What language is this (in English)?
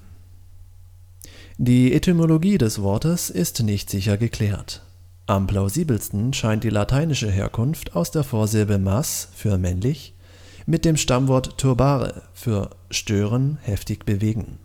German